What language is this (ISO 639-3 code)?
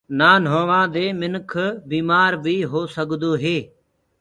ggg